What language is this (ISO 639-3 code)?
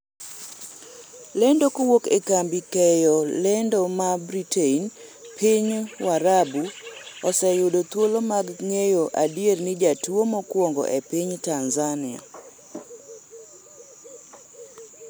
luo